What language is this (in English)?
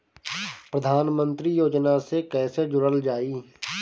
Bhojpuri